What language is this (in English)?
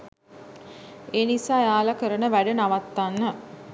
Sinhala